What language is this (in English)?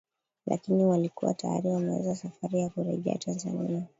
Swahili